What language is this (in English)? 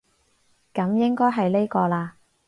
Cantonese